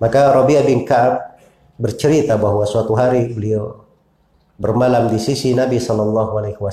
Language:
Indonesian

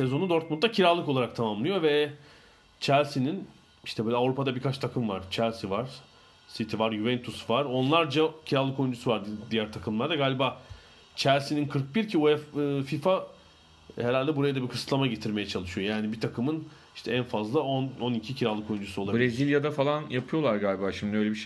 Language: Turkish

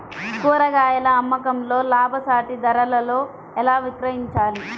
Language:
Telugu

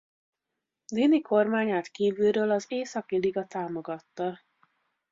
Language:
Hungarian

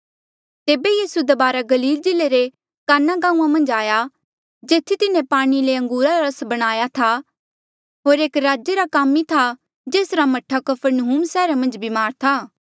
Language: Mandeali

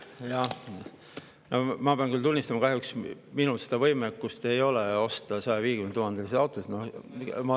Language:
Estonian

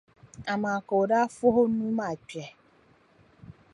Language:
Dagbani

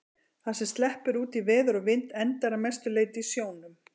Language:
Icelandic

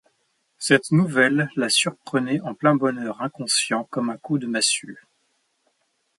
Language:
French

